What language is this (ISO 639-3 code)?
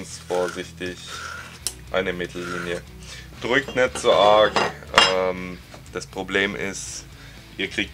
deu